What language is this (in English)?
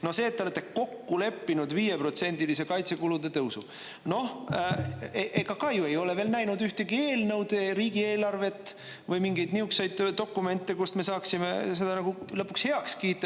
Estonian